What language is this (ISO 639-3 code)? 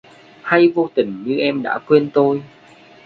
vie